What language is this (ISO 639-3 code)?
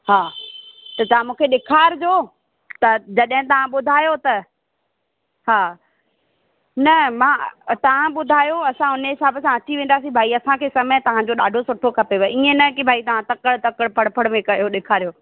snd